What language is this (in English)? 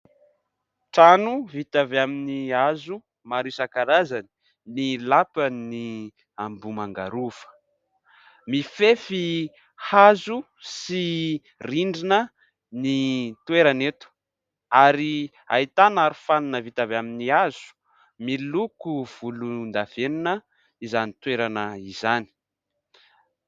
Malagasy